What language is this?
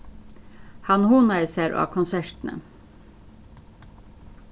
Faroese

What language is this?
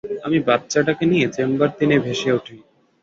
Bangla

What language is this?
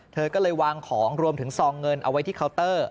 Thai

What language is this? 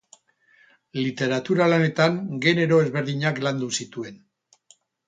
Basque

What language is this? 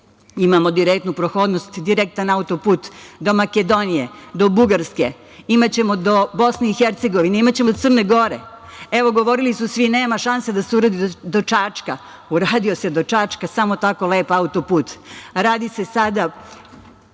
Serbian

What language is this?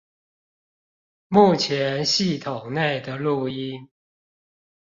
Chinese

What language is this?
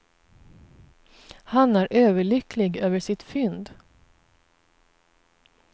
Swedish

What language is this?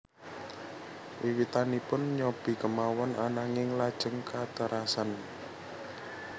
Javanese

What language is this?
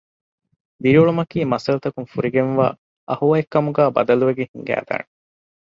Divehi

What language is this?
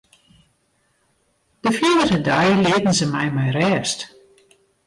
Western Frisian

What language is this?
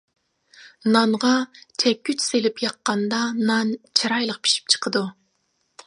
Uyghur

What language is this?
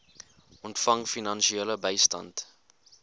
Afrikaans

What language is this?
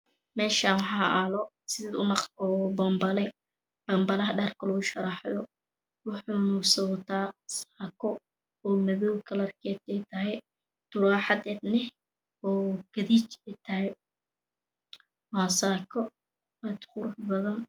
Somali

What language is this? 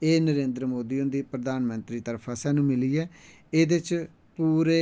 Dogri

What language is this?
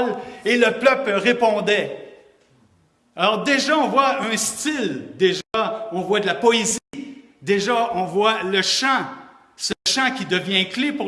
French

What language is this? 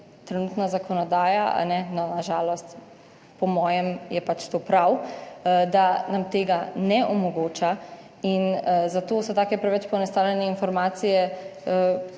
Slovenian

